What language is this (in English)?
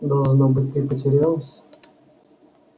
Russian